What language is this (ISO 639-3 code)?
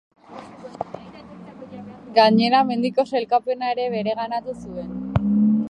eus